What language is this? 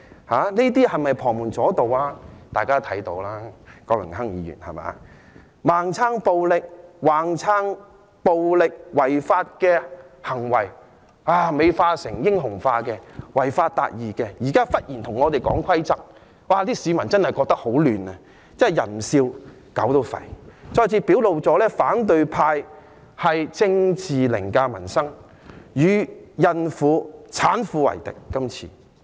Cantonese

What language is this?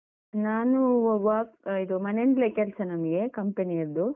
Kannada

